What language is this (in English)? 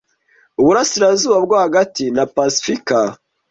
Kinyarwanda